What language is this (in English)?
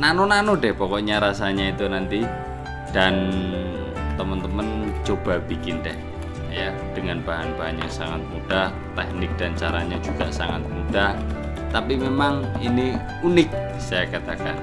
Indonesian